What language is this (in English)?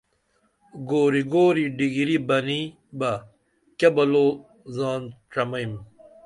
Dameli